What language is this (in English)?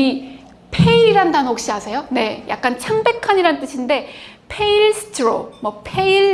Korean